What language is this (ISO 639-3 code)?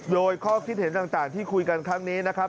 tha